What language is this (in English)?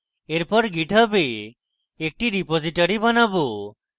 Bangla